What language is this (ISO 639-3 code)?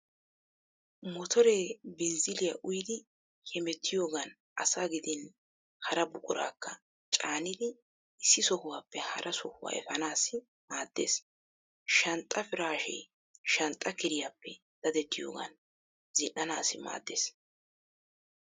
wal